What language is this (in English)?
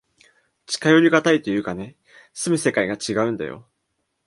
Japanese